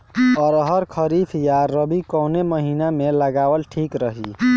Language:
Bhojpuri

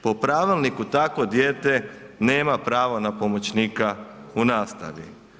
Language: Croatian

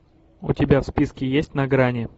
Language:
Russian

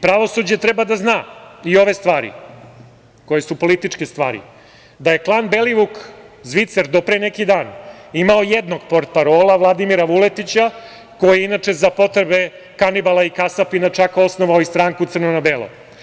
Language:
Serbian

